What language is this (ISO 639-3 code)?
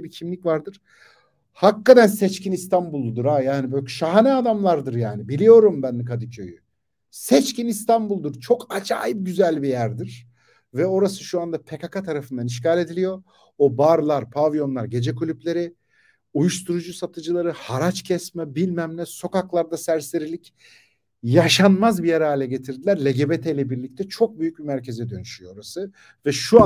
tur